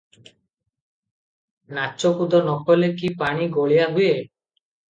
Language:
Odia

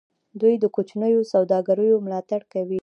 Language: Pashto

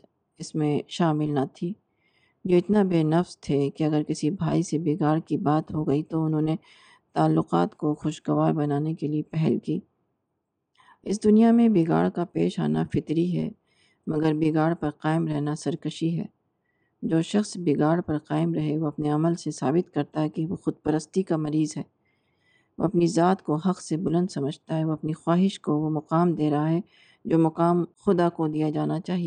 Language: Urdu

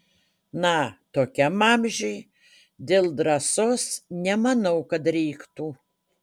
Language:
Lithuanian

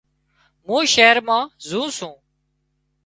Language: Wadiyara Koli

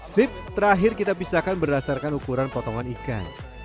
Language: Indonesian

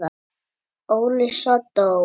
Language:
Icelandic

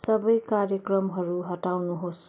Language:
Nepali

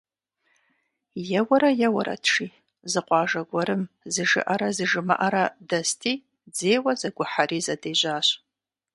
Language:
Kabardian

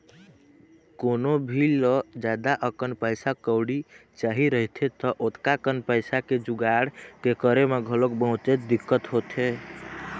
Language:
Chhattisgarhi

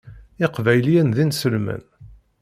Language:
Kabyle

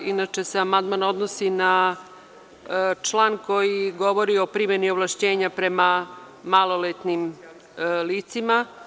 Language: Serbian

